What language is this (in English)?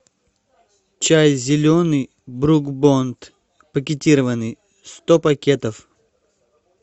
Russian